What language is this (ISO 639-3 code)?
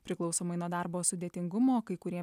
lit